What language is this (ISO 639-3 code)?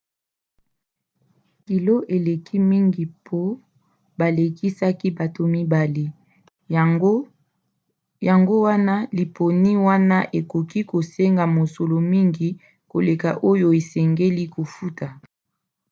lin